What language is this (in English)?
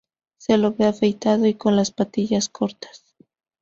Spanish